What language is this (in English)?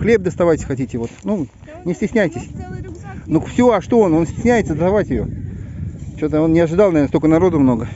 Russian